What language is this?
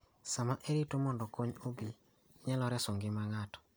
Luo (Kenya and Tanzania)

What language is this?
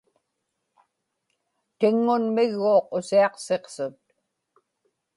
Inupiaq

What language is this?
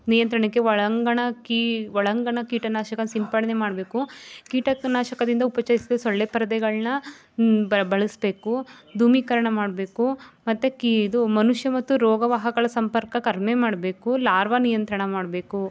Kannada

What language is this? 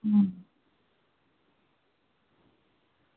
Dogri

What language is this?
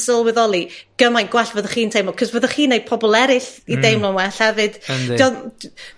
Welsh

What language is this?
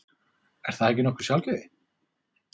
Icelandic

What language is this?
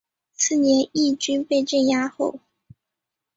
Chinese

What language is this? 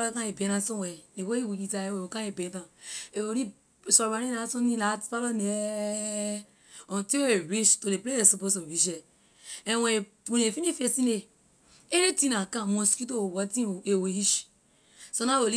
Liberian English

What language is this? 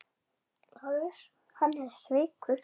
Icelandic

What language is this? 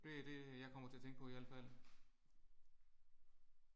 Danish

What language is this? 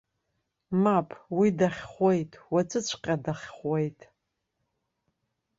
Abkhazian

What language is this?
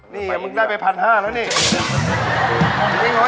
Thai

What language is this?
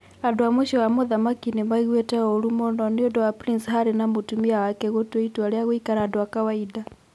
Kikuyu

